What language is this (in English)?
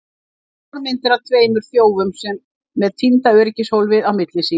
Icelandic